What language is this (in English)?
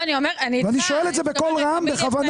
Hebrew